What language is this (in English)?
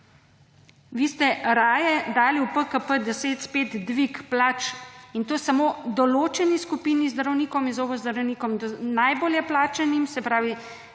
Slovenian